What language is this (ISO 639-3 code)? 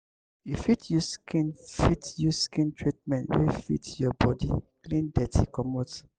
pcm